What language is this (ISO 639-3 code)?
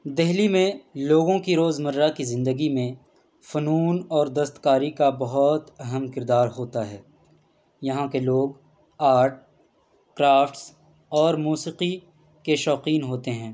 urd